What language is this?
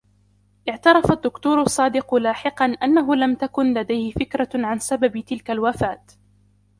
Arabic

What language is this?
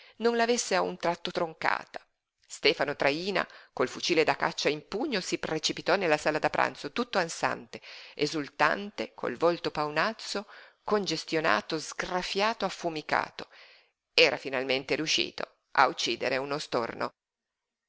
Italian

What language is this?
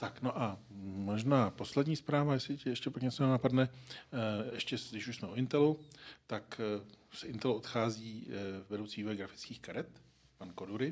Czech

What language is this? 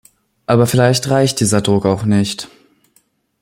German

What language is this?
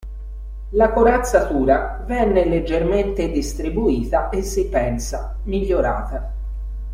Italian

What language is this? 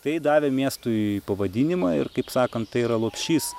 Lithuanian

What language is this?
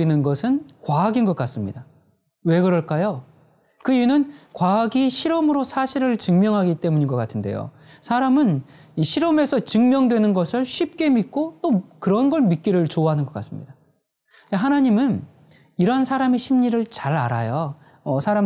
Korean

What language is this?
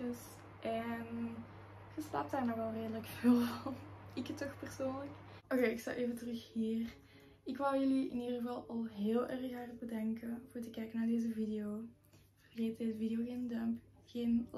Dutch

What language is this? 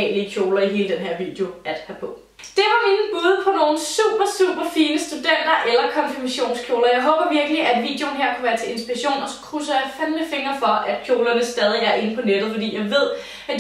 Danish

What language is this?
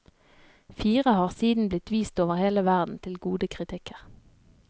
Norwegian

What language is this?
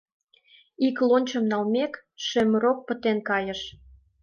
Mari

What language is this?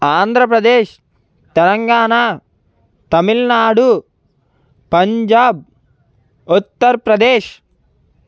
Telugu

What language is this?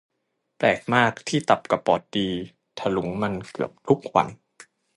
Thai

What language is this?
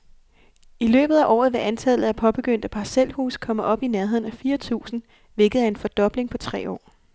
Danish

